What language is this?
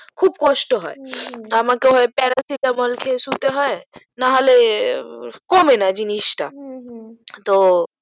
Bangla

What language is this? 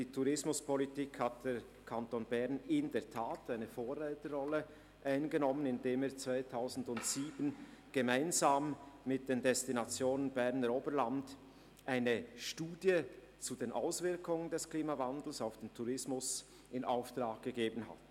Swiss German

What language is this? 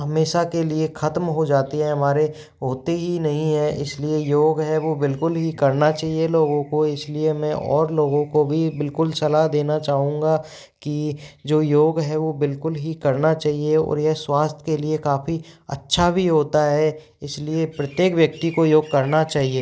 Hindi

